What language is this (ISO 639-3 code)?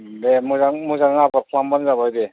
brx